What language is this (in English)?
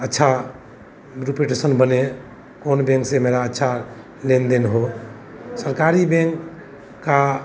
Hindi